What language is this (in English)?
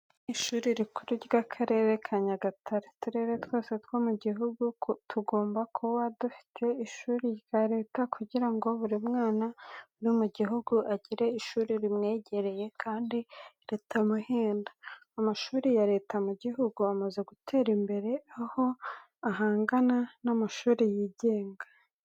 Kinyarwanda